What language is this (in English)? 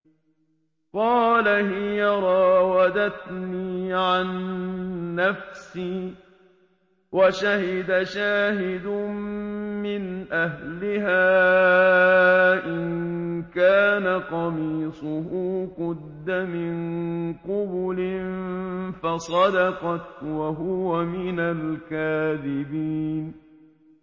Arabic